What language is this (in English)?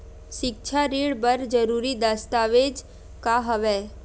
Chhattisgarhi